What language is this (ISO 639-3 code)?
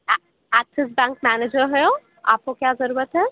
urd